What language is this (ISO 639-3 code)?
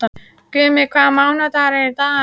isl